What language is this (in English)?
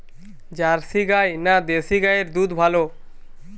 Bangla